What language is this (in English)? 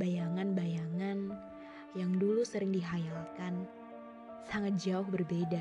Indonesian